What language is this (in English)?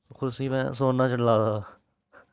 Dogri